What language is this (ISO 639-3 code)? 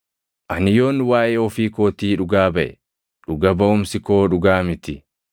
orm